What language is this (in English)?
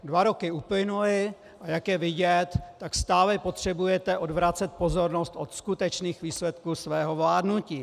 Czech